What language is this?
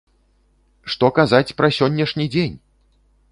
Belarusian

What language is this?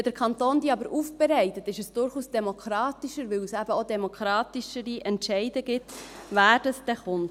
Swiss German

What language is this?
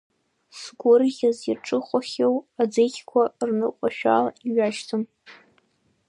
Abkhazian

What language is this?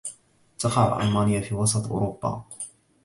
Arabic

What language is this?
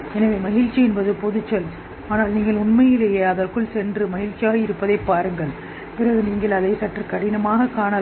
Tamil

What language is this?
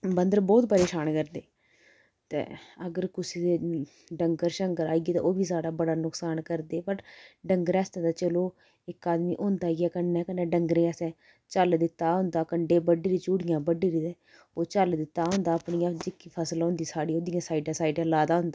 Dogri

